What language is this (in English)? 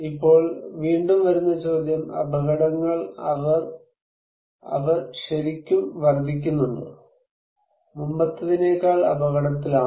Malayalam